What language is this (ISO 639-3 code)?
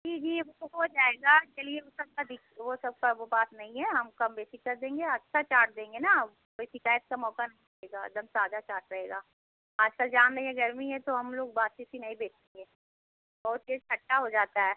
hin